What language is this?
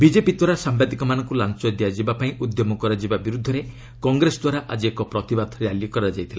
Odia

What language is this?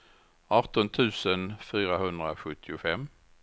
Swedish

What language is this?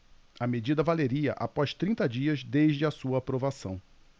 Portuguese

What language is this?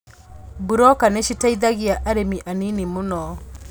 Kikuyu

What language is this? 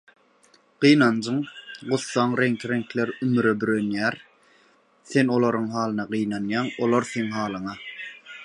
Turkmen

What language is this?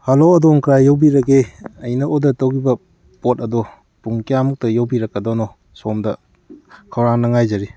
Manipuri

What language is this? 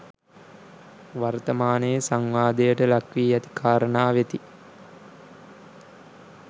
Sinhala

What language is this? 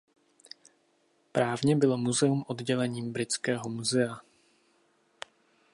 Czech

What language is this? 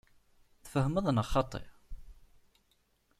Kabyle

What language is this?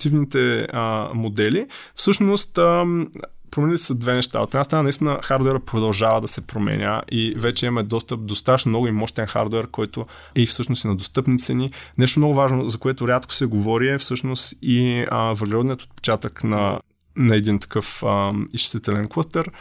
Bulgarian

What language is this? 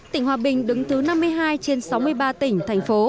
Vietnamese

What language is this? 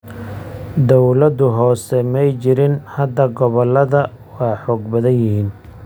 Somali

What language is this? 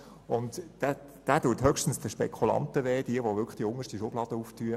Swiss German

